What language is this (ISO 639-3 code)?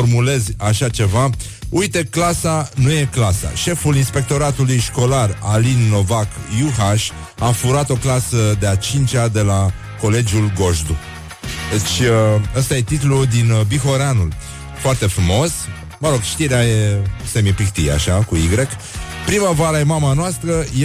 ron